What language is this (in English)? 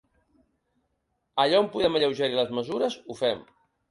Catalan